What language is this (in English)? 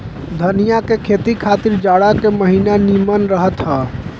Bhojpuri